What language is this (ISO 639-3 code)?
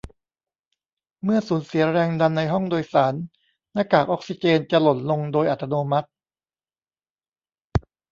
tha